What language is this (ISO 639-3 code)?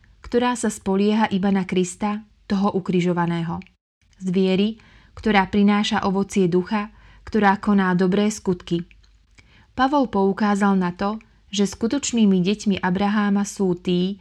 slk